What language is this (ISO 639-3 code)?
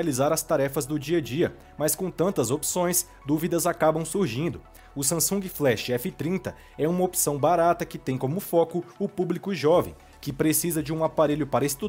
por